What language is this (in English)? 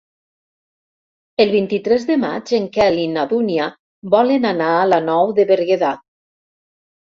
Catalan